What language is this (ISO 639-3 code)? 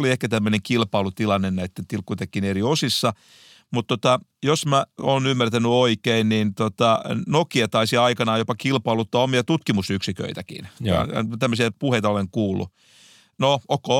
fin